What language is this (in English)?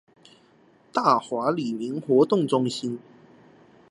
Chinese